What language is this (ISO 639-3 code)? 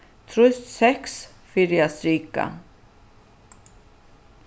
fao